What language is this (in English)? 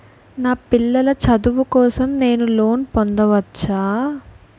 Telugu